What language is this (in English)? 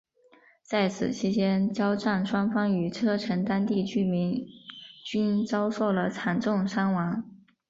Chinese